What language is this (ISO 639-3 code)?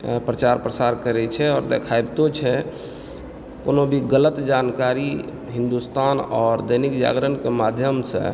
mai